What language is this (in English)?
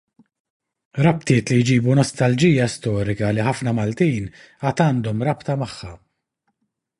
Maltese